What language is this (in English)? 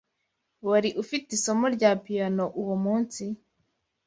Kinyarwanda